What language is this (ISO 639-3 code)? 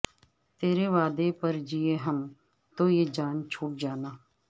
urd